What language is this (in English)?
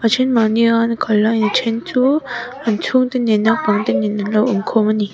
Mizo